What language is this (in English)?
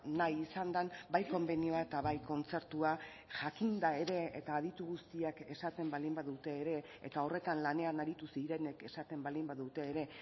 Basque